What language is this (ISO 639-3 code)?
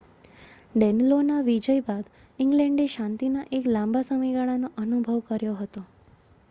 guj